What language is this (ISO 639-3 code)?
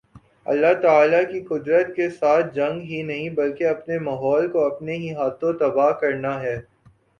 urd